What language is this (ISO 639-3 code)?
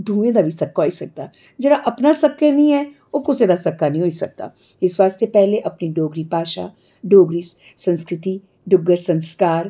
doi